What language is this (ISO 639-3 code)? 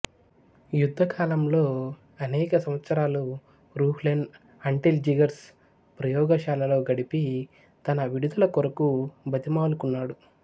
tel